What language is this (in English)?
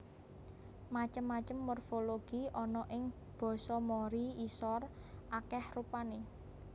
Javanese